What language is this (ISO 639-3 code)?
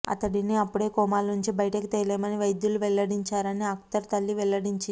tel